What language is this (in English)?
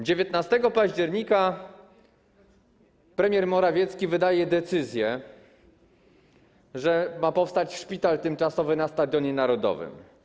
Polish